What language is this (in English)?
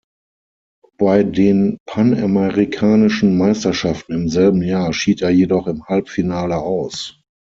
German